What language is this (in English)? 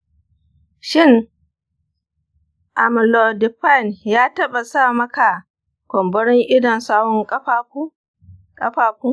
Hausa